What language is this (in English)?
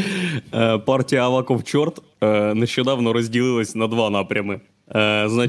Ukrainian